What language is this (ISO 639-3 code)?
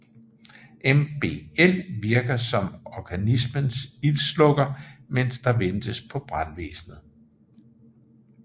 dan